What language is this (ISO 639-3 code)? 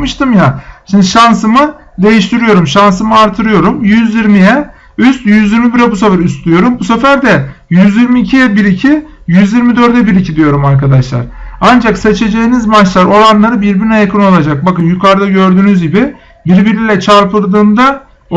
tur